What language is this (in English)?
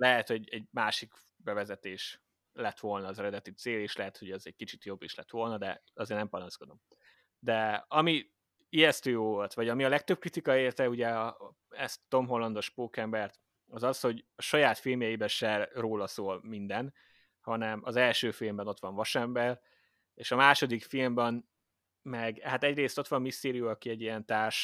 Hungarian